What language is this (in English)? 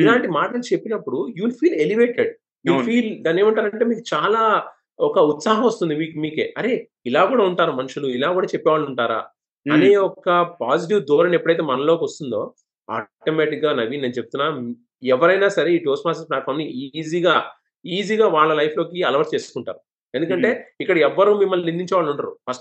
Telugu